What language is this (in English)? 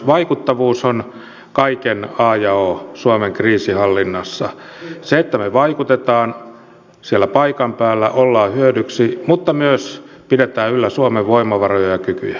Finnish